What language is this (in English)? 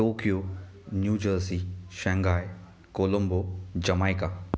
Marathi